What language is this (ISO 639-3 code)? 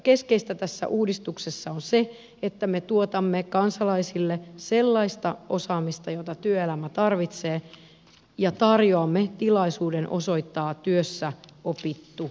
fin